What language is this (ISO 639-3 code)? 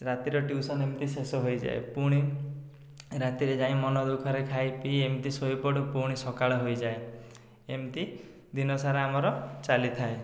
ori